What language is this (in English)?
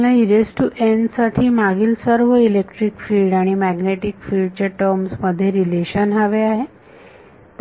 Marathi